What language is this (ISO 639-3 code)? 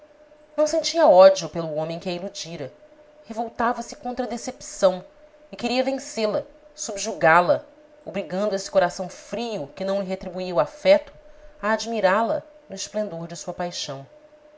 por